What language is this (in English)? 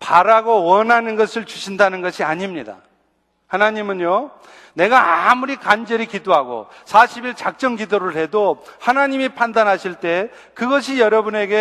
Korean